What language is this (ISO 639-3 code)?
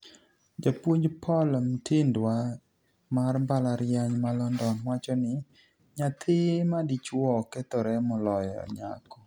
luo